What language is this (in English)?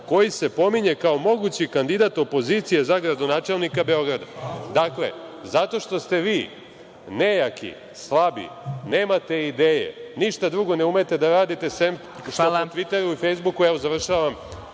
Serbian